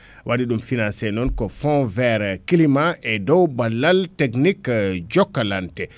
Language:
Fula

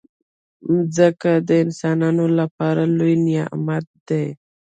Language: Pashto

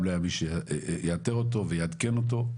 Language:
Hebrew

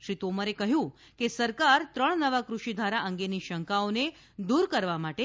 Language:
Gujarati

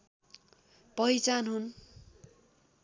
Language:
Nepali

